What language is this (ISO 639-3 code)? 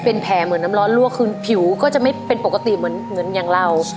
tha